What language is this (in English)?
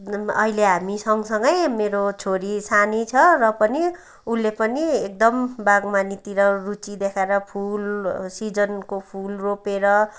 Nepali